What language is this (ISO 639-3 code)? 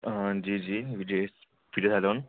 doi